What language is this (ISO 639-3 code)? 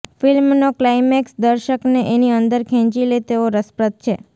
guj